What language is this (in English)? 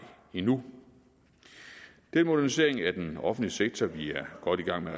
Danish